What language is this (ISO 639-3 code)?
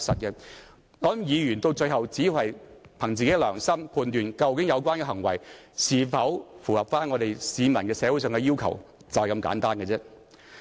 yue